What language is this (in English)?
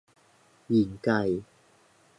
Thai